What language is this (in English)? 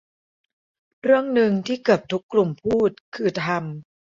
Thai